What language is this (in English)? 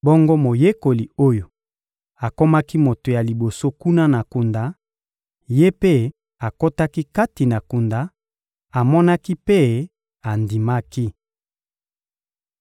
Lingala